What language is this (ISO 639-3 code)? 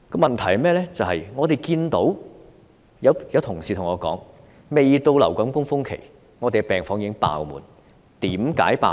yue